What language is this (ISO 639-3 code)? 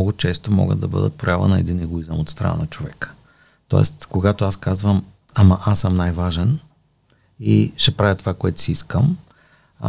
bul